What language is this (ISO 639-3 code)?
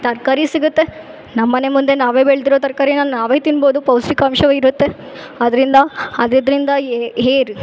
kan